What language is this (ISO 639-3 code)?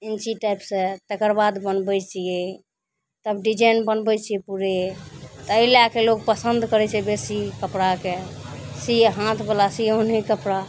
mai